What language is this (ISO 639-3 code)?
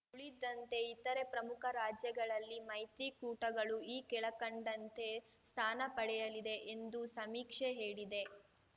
kan